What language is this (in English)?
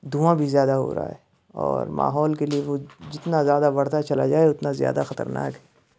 Urdu